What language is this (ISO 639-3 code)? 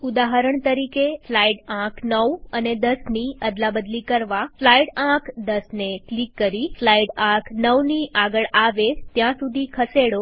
guj